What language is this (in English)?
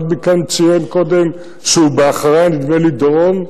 Hebrew